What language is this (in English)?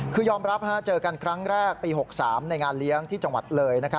Thai